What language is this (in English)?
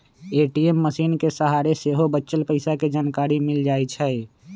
Magahi